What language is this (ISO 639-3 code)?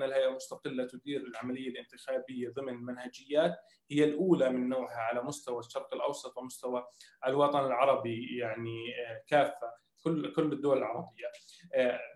ara